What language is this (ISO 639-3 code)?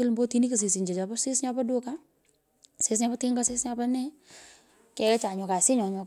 pko